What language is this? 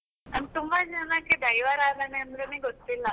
Kannada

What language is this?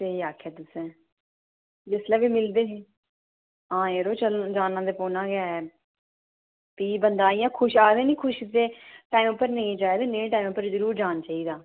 Dogri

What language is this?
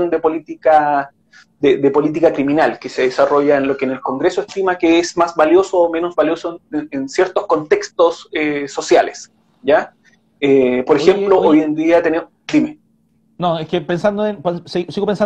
Spanish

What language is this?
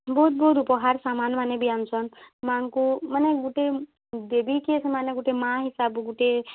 Odia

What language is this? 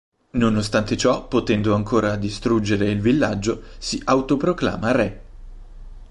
Italian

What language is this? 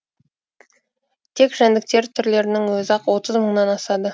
Kazakh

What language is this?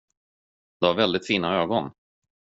Swedish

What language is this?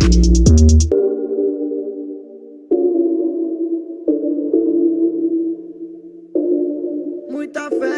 Dutch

